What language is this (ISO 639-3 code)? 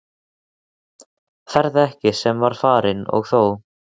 isl